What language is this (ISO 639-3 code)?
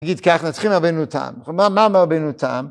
heb